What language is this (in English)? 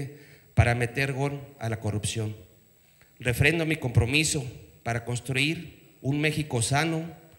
Spanish